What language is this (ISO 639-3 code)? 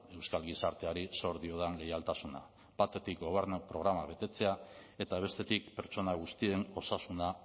eus